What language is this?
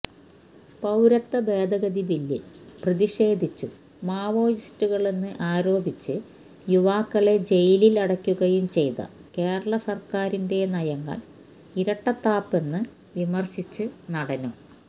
Malayalam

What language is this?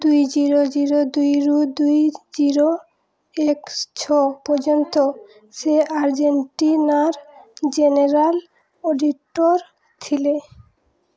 Odia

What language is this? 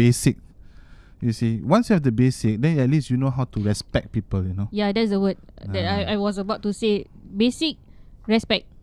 Malay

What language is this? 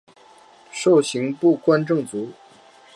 Chinese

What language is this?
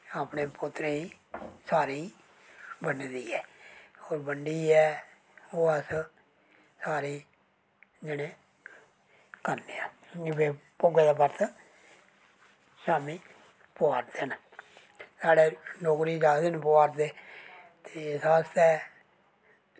Dogri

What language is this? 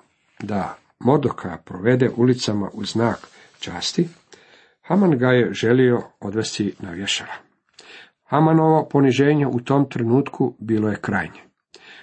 Croatian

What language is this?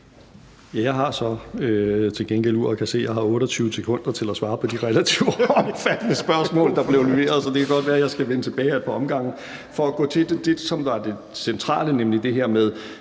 Danish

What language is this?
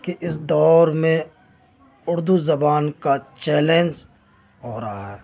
Urdu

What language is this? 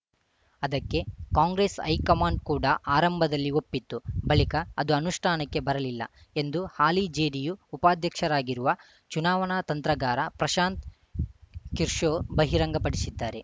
Kannada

